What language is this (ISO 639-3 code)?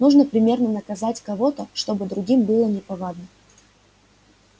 rus